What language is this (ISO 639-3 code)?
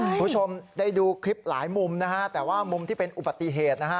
tha